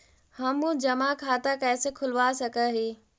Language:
Magahi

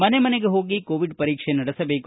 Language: Kannada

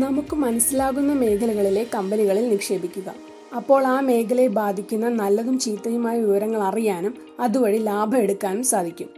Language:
Malayalam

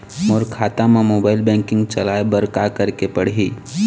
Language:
Chhattisgarhi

